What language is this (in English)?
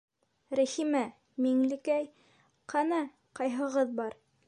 Bashkir